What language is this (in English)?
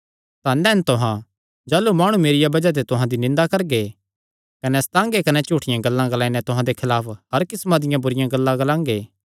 Kangri